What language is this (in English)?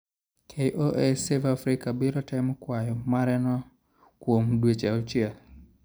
Luo (Kenya and Tanzania)